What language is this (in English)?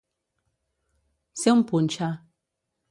Catalan